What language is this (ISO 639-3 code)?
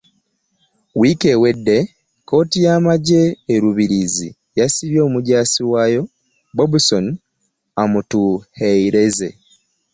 lug